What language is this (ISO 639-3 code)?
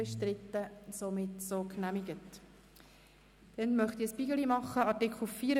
gsw